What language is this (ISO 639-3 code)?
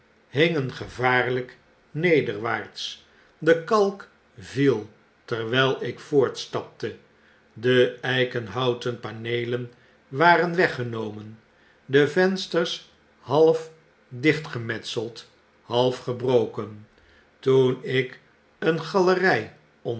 nld